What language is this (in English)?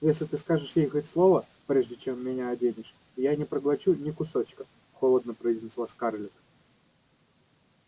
Russian